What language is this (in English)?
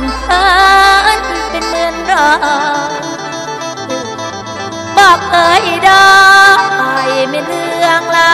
Thai